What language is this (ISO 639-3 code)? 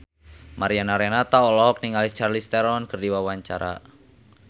sun